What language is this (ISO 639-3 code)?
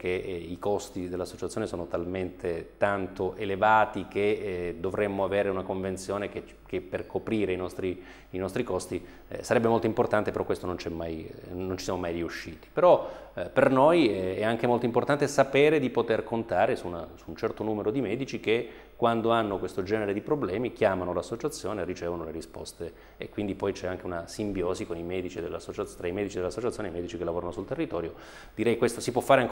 ita